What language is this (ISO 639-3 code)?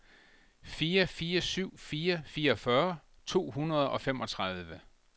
dan